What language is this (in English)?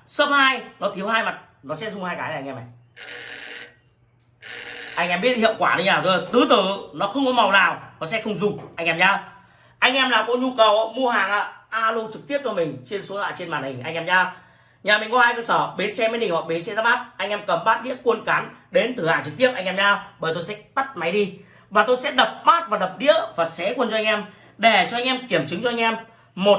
Vietnamese